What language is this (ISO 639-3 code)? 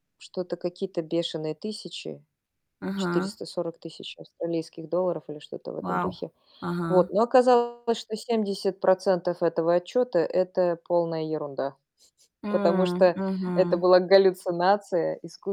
rus